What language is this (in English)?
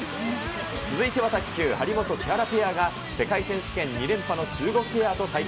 Japanese